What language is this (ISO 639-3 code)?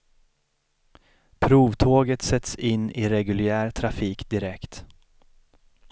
swe